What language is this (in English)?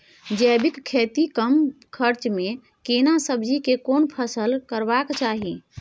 Maithili